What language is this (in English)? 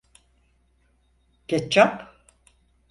Turkish